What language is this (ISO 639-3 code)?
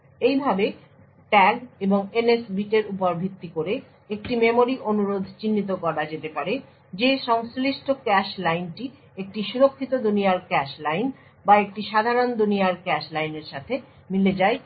ben